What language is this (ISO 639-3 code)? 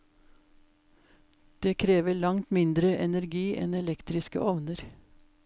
nor